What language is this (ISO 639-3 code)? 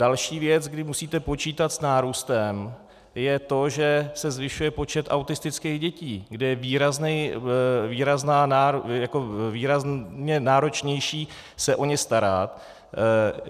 ces